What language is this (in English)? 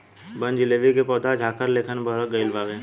Bhojpuri